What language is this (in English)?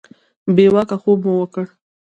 Pashto